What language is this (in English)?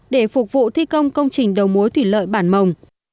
Vietnamese